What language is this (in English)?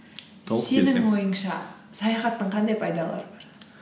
Kazakh